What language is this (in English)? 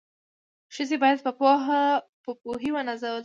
Pashto